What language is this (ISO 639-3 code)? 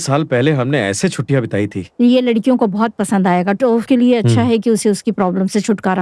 hin